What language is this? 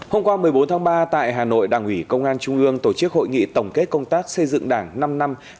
Vietnamese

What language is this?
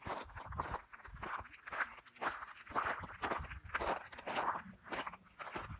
Arabic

